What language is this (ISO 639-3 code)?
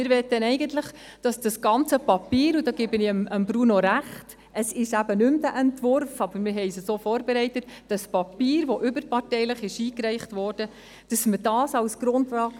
gsw